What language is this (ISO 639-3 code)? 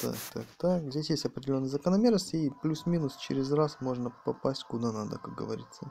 rus